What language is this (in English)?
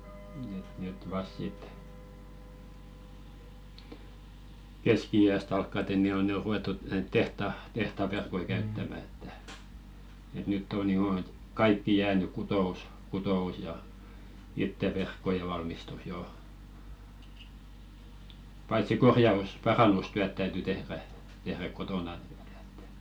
Finnish